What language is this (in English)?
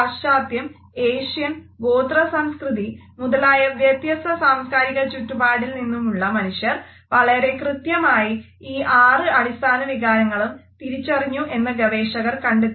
Malayalam